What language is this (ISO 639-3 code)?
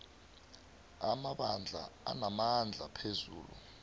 nbl